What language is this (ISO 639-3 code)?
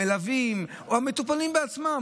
heb